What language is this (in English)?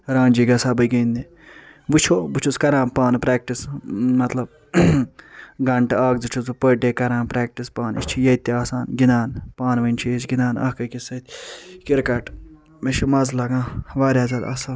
Kashmiri